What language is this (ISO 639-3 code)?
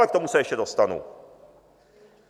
ces